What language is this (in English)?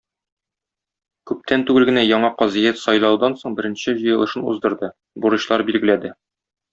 Tatar